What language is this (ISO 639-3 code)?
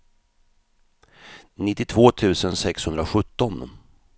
swe